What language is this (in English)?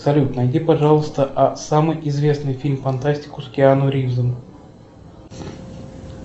Russian